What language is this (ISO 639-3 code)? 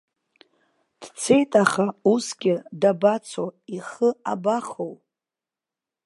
abk